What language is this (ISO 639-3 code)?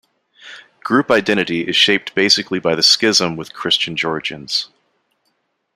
eng